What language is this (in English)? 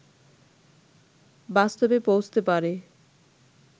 Bangla